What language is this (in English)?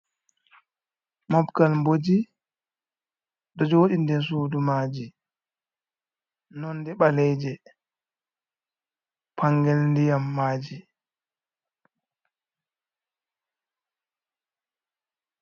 Fula